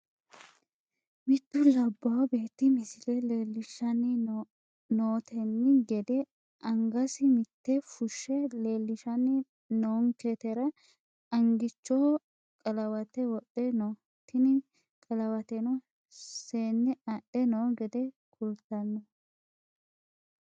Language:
Sidamo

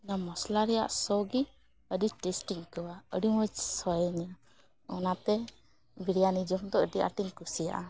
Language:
Santali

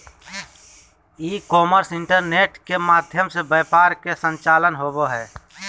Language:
Magahi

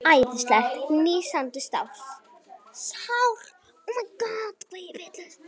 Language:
Icelandic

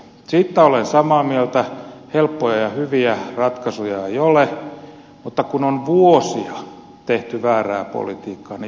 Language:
Finnish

